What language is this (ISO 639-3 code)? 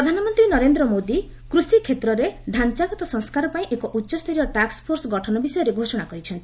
ori